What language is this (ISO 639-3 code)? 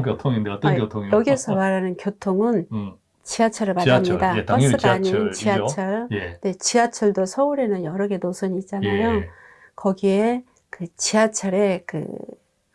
kor